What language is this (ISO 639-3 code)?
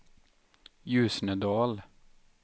swe